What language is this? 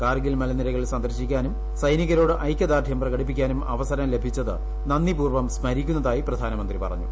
Malayalam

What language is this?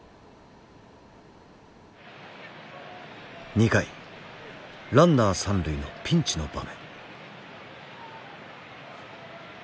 Japanese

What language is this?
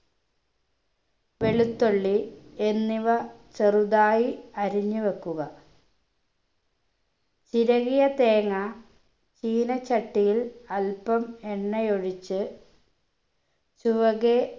Malayalam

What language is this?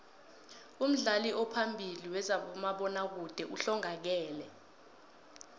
South Ndebele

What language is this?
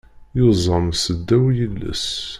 Kabyle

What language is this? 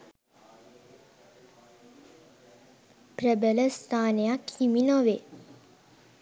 Sinhala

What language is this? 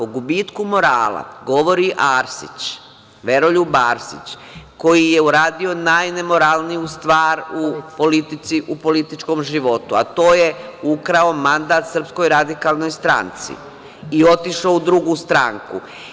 Serbian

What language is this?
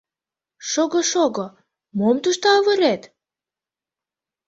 Mari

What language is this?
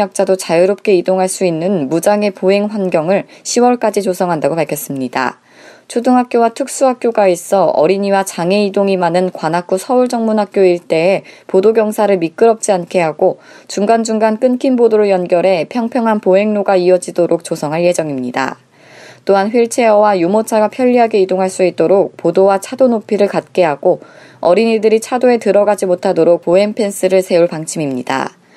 Korean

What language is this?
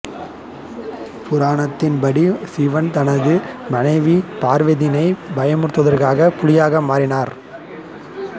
Tamil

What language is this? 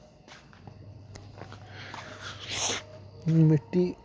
Dogri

